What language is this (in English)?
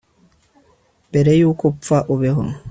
Kinyarwanda